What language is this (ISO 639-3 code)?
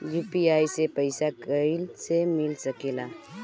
bho